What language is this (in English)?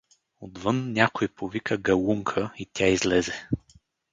Bulgarian